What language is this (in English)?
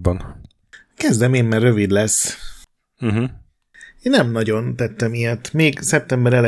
Hungarian